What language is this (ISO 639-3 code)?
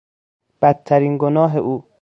fas